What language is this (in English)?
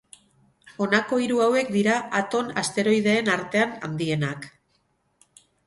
Basque